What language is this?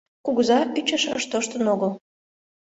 Mari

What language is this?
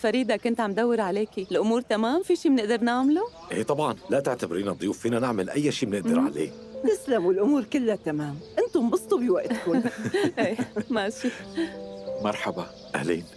Arabic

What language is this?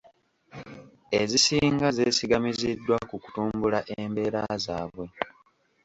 Ganda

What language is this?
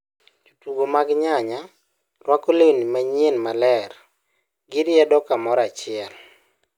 Luo (Kenya and Tanzania)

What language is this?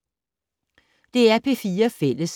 Danish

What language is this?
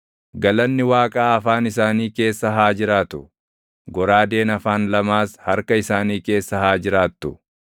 Oromo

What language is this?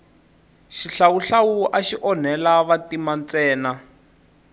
Tsonga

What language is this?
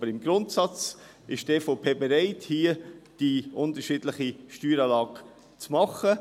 Swiss German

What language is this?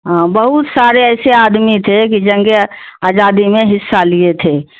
Urdu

